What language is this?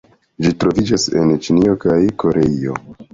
Esperanto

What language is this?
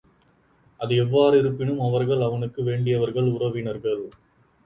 Tamil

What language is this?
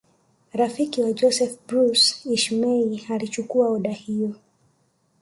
Swahili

